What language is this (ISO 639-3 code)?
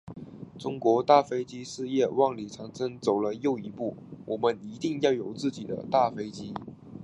zho